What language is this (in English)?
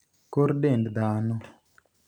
Luo (Kenya and Tanzania)